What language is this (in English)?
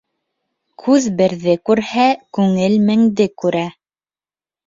Bashkir